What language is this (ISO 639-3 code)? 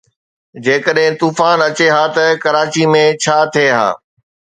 snd